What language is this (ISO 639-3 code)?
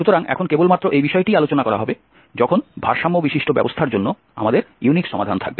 ben